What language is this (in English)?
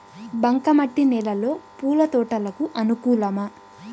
Telugu